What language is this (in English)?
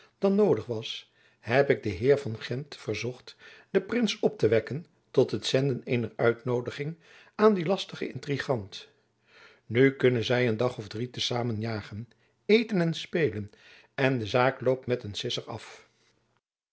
Dutch